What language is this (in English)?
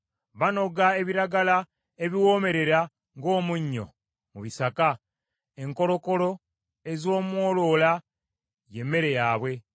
Ganda